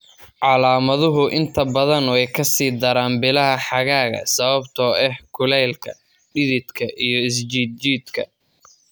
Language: Somali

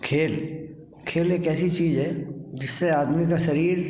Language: Hindi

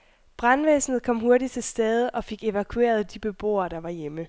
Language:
Danish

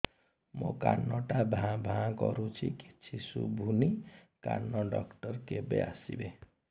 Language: Odia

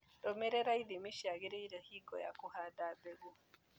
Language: Kikuyu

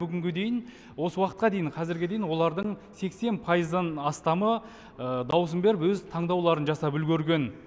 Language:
Kazakh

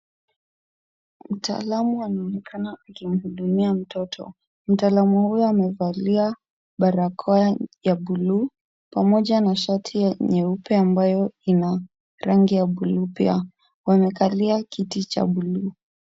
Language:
Swahili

